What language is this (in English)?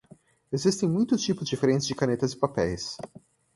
Portuguese